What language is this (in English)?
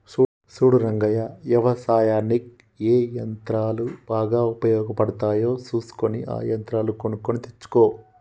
Telugu